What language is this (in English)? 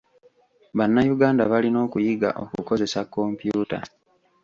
Ganda